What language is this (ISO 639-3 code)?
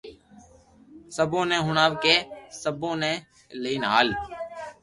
lrk